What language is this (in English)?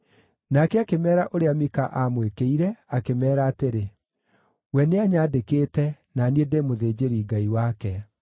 Kikuyu